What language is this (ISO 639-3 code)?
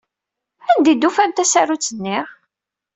kab